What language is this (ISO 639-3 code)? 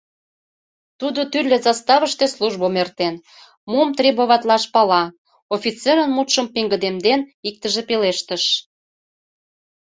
chm